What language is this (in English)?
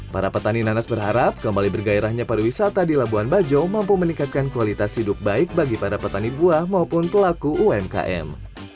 Indonesian